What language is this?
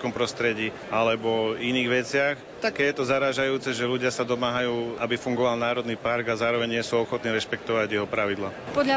Slovak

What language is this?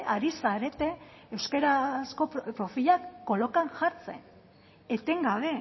Basque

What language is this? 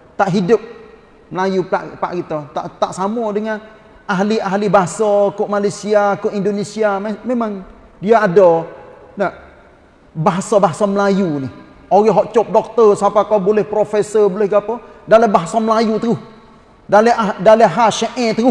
Malay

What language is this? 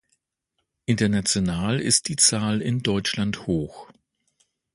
German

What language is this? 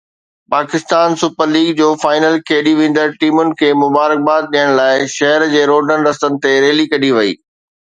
Sindhi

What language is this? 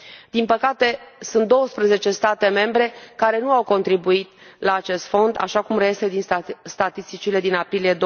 Romanian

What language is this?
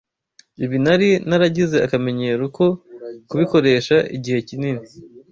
Kinyarwanda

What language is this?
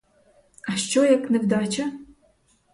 Ukrainian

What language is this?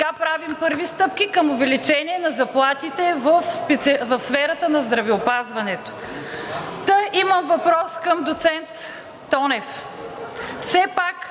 Bulgarian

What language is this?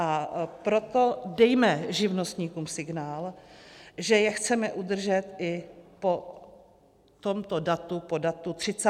Czech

